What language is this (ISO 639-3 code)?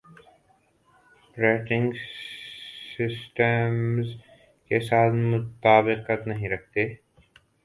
urd